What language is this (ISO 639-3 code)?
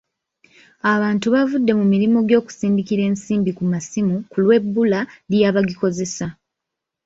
lug